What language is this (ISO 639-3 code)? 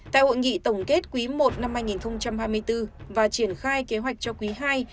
vie